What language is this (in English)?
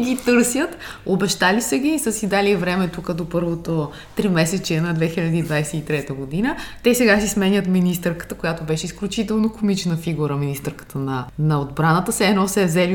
Bulgarian